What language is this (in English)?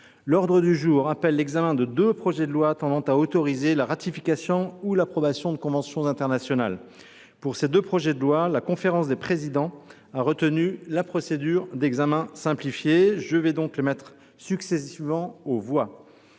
French